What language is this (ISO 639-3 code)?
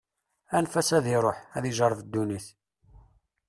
kab